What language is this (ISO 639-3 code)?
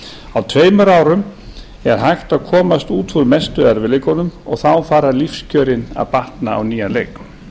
isl